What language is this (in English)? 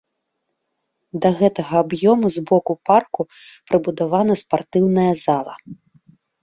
Belarusian